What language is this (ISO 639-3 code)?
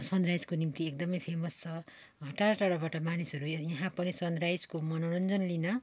nep